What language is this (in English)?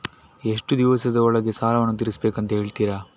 Kannada